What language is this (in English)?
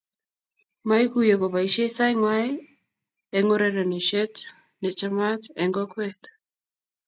Kalenjin